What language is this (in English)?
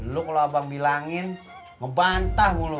Indonesian